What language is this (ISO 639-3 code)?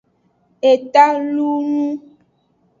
ajg